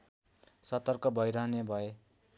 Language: Nepali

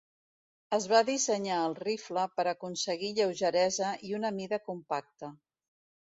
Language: Catalan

